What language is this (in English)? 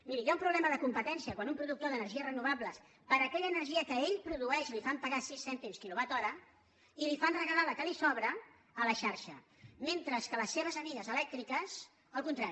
Catalan